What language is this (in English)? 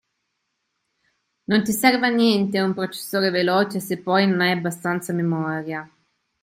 Italian